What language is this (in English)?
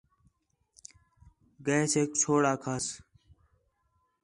Khetrani